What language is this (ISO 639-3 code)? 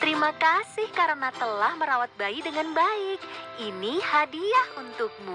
ind